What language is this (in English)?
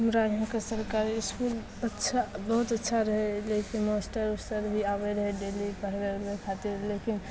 Maithili